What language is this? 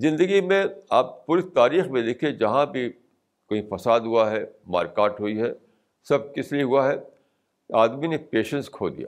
Urdu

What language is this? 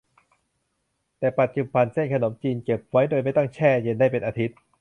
Thai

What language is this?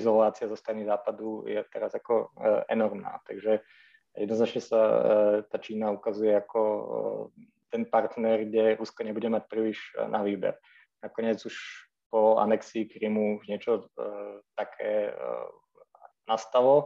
Slovak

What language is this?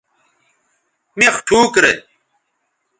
Bateri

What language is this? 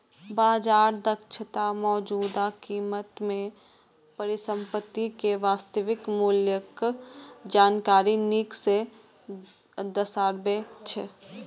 Maithili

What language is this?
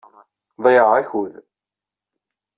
Kabyle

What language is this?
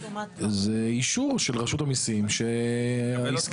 Hebrew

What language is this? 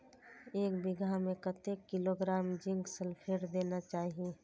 Maithili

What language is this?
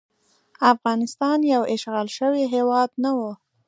Pashto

